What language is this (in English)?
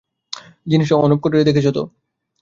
Bangla